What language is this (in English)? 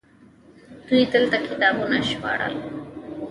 Pashto